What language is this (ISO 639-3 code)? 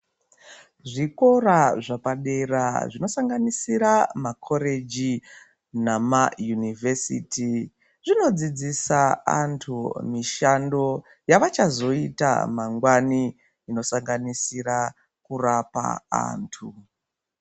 ndc